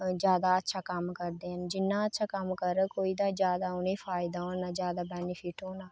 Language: Dogri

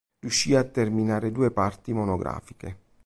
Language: Italian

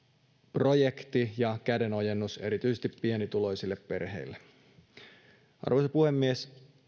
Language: Finnish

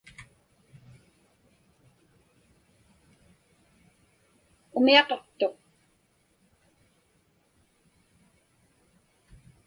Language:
Inupiaq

